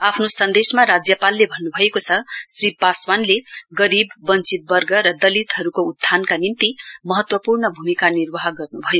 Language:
Nepali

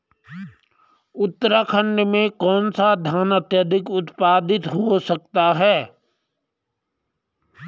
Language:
Hindi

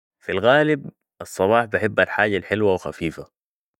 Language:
Sudanese Arabic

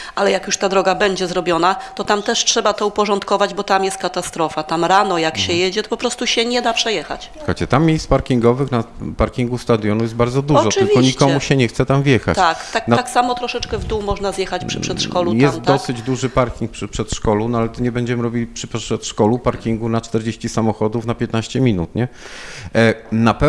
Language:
Polish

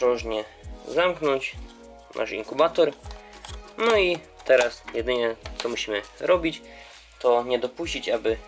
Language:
Polish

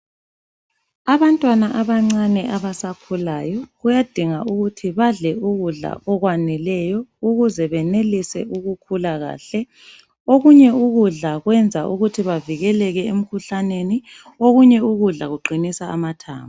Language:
North Ndebele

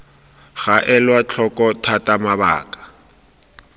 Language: Tswana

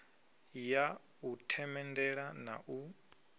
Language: Venda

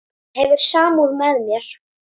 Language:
Icelandic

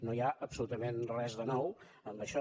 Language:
Catalan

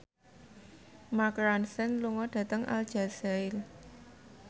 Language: Javanese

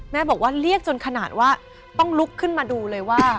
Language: Thai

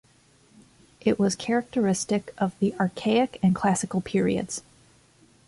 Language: English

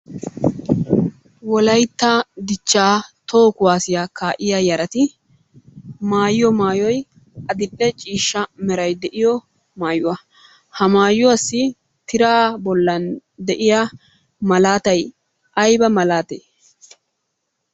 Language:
Wolaytta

